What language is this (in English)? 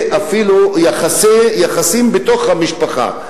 Hebrew